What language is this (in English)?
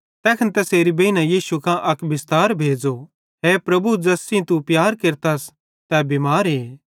Bhadrawahi